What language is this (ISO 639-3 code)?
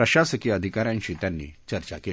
mar